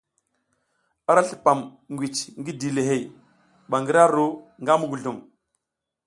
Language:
South Giziga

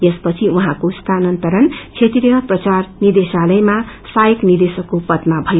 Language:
Nepali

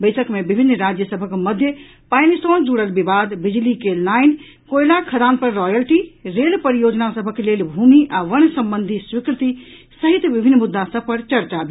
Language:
Maithili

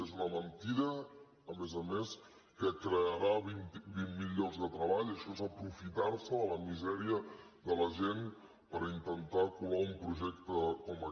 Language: Catalan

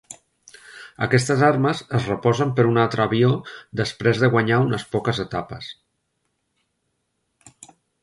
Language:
Catalan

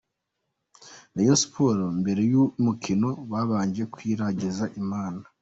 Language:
Kinyarwanda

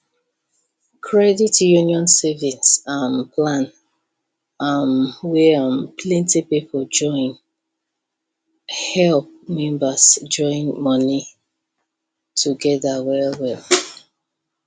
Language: Nigerian Pidgin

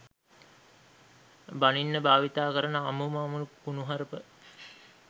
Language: Sinhala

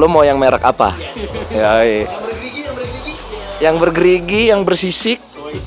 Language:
Indonesian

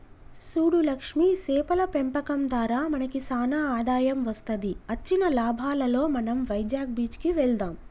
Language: Telugu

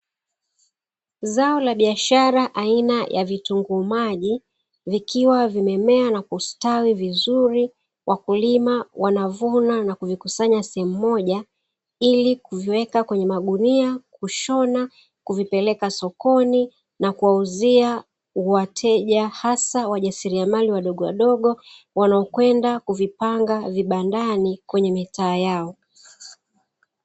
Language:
Swahili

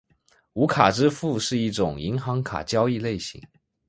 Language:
Chinese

